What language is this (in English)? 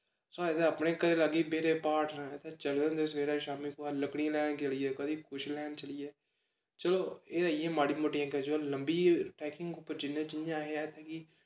Dogri